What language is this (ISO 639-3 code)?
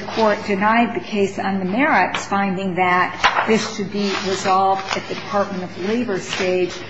eng